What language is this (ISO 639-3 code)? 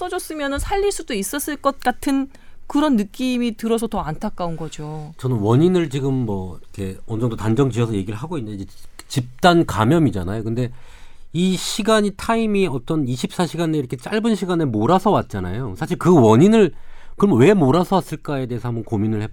kor